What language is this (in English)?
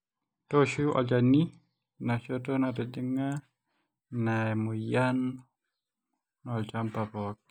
Masai